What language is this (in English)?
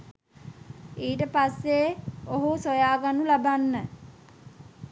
Sinhala